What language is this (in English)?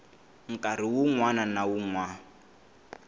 Tsonga